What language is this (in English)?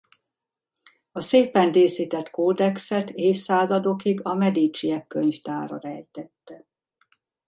Hungarian